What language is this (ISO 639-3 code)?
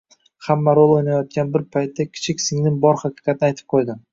uzb